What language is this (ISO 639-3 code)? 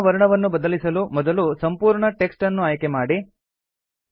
kan